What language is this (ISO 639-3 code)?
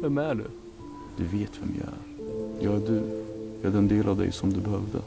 swe